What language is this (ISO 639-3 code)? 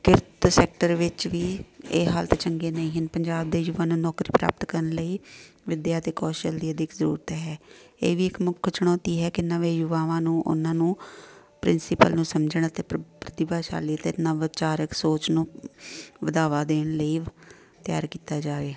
pan